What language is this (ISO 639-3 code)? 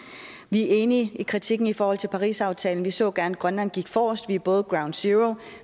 dan